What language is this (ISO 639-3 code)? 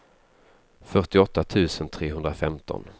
swe